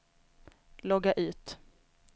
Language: Swedish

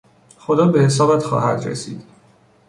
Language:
Persian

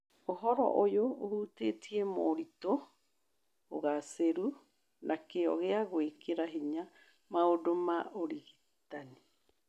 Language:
Kikuyu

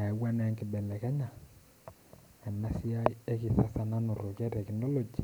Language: Masai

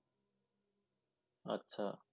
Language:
Bangla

